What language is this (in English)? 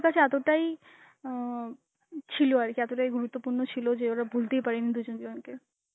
Bangla